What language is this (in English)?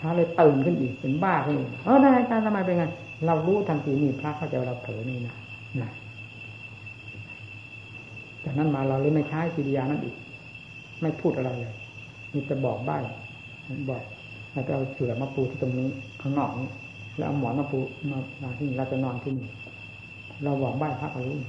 Thai